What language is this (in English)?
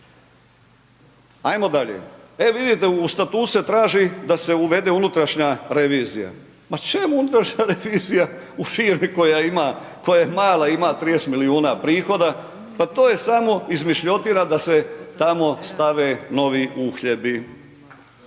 Croatian